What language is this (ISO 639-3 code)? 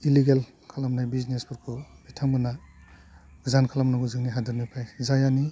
brx